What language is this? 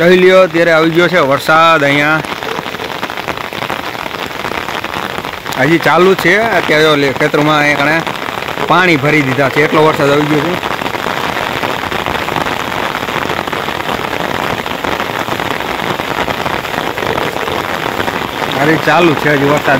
Gujarati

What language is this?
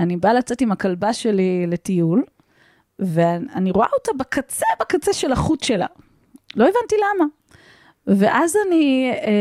Hebrew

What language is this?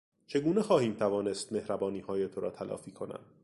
Persian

